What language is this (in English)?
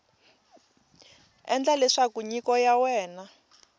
Tsonga